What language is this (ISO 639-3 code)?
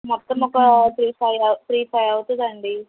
tel